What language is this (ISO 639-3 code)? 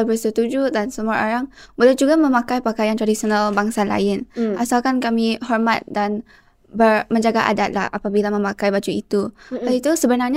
msa